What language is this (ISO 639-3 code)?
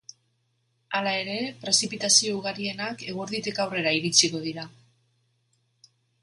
eus